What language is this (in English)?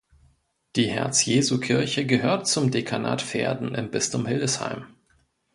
German